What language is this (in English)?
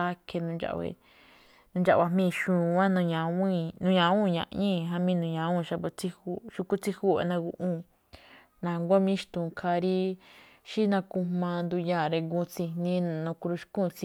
Malinaltepec Me'phaa